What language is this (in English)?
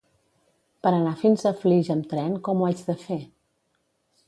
Catalan